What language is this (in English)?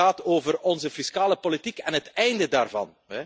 Dutch